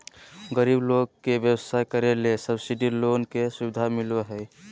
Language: Magahi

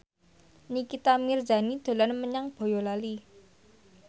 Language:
Javanese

